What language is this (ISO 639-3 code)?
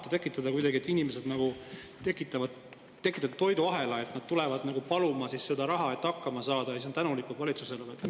est